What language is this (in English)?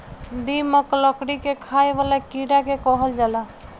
Bhojpuri